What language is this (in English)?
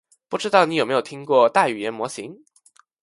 Chinese